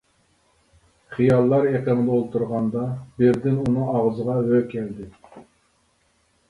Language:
Uyghur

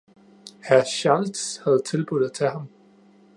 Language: Danish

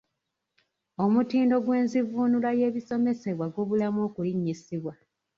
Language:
Ganda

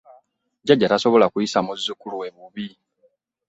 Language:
Ganda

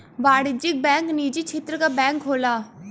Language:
Bhojpuri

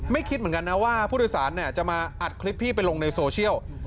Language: Thai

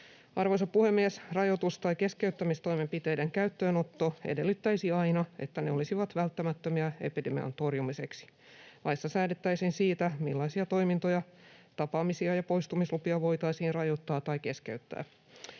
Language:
Finnish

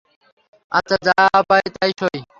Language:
Bangla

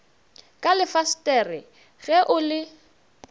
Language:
Northern Sotho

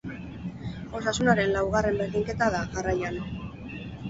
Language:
Basque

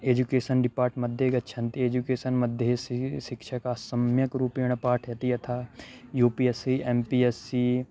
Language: Sanskrit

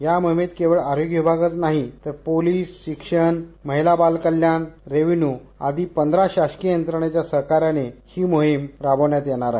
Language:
Marathi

